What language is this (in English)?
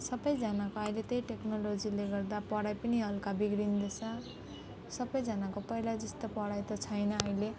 Nepali